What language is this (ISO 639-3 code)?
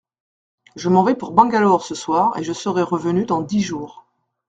fra